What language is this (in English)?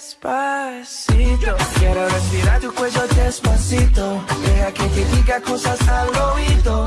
Arabic